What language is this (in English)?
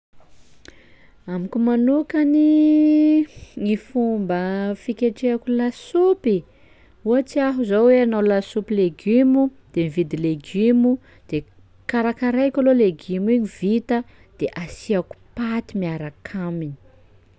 Sakalava Malagasy